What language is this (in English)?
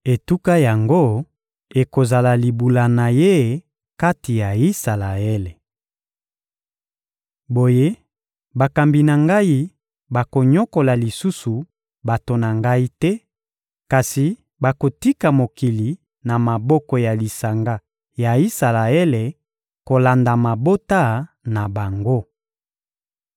Lingala